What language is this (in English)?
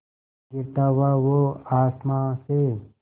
Hindi